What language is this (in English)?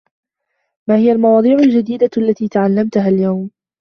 Arabic